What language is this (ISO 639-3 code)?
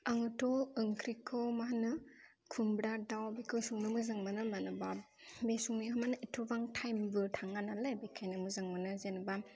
brx